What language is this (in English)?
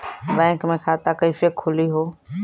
Bhojpuri